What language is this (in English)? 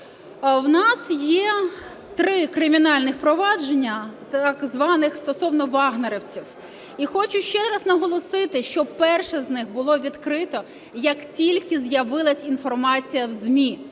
Ukrainian